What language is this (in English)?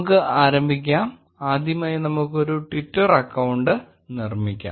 Malayalam